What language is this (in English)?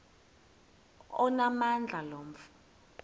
Xhosa